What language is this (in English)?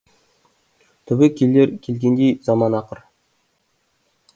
Kazakh